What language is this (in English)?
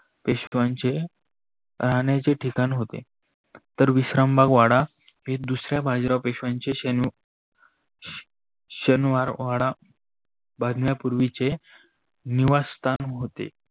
Marathi